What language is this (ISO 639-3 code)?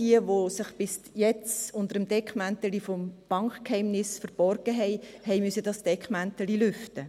gsw